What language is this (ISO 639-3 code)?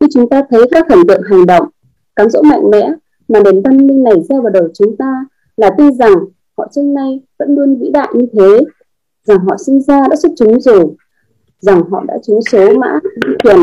vie